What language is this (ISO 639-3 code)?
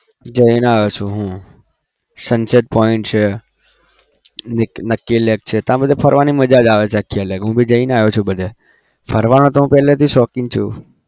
guj